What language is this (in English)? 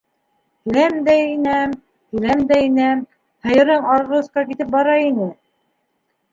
Bashkir